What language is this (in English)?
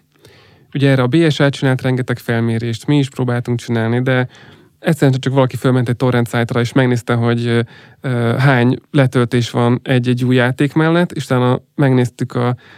Hungarian